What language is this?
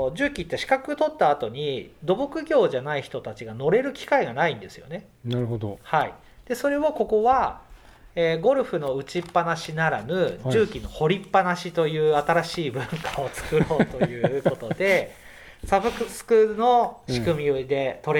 Japanese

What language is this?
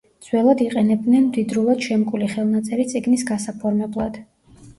Georgian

